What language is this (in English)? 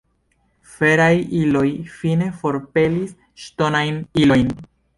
Esperanto